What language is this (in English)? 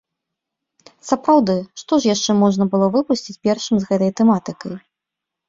Belarusian